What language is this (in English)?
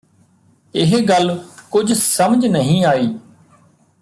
Punjabi